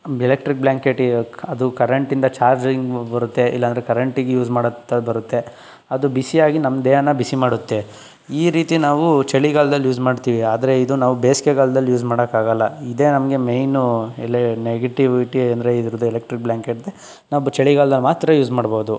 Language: Kannada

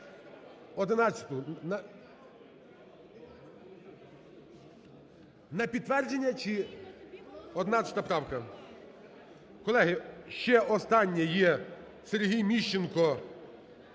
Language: Ukrainian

